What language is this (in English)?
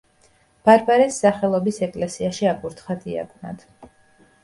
Georgian